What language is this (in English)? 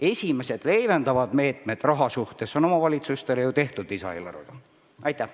Estonian